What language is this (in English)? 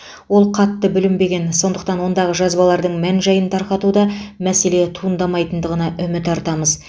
Kazakh